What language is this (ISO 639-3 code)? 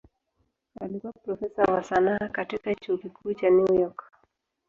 swa